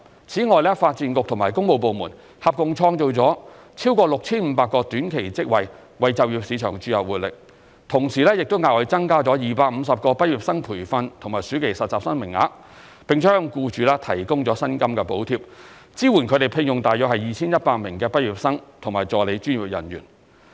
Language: Cantonese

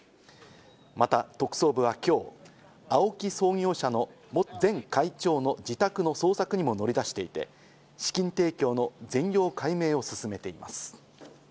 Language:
Japanese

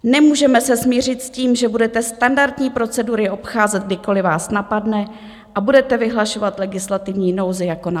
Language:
Czech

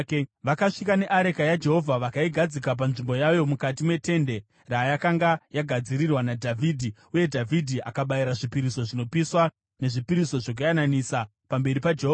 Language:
Shona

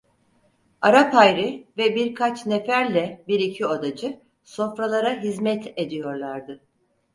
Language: Turkish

